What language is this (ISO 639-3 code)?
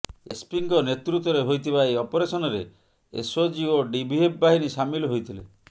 ori